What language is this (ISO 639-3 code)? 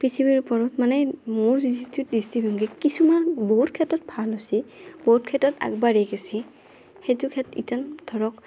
asm